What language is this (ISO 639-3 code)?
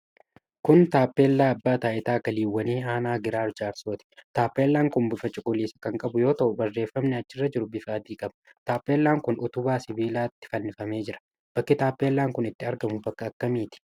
orm